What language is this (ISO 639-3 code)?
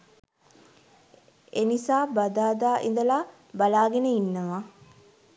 sin